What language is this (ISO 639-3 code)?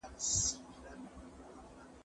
pus